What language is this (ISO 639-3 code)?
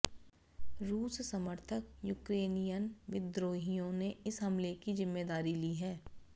hin